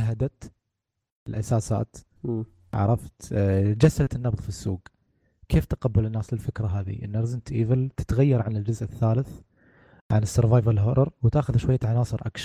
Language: Arabic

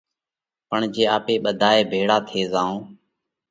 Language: Parkari Koli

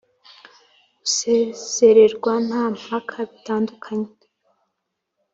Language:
Kinyarwanda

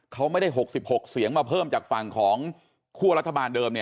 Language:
Thai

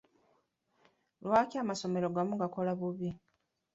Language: Ganda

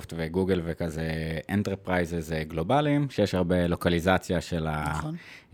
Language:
Hebrew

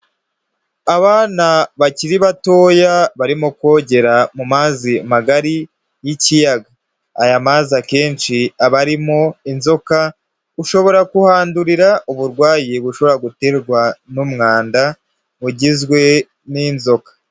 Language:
Kinyarwanda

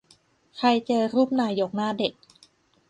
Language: Thai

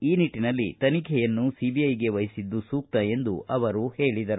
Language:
Kannada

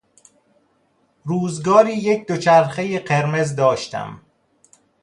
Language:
Persian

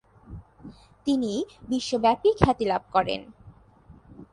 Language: Bangla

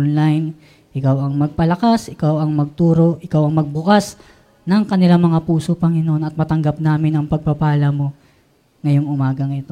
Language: Filipino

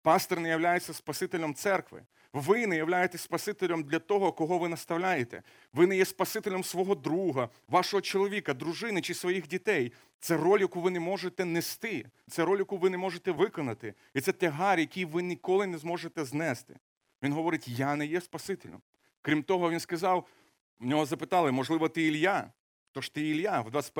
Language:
Ukrainian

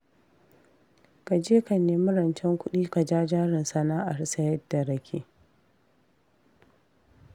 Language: Hausa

